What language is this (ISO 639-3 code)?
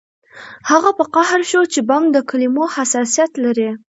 pus